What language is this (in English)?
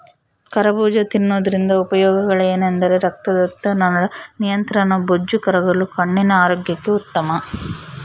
Kannada